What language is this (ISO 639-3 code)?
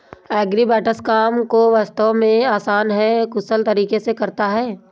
hin